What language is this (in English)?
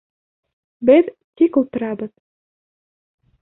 Bashkir